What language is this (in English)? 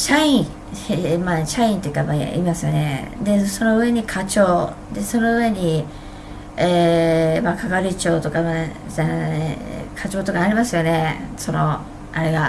Japanese